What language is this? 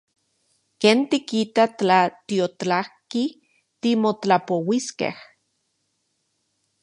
Central Puebla Nahuatl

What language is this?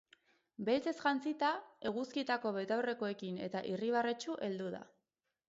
Basque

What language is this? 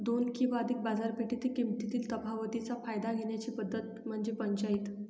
Marathi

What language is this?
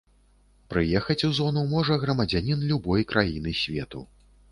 Belarusian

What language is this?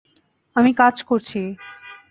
Bangla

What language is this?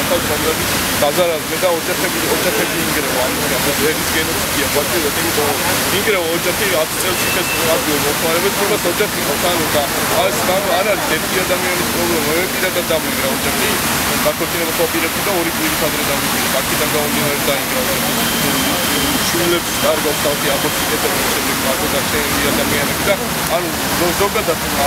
Latvian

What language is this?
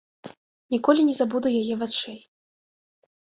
Belarusian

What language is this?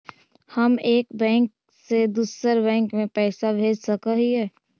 Magahi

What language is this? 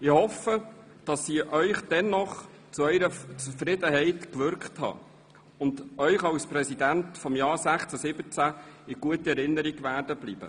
Swiss German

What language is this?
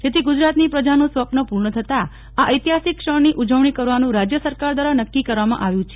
Gujarati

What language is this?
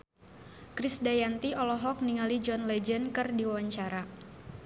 Sundanese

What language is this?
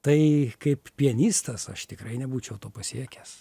Lithuanian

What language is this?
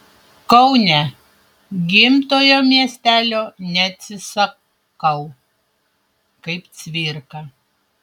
Lithuanian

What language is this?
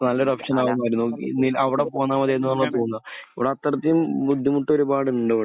Malayalam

